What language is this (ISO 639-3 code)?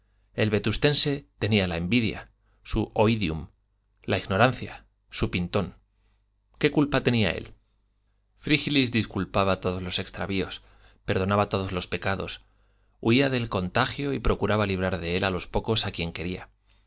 spa